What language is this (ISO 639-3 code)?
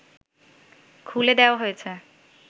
ben